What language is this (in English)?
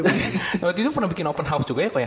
Indonesian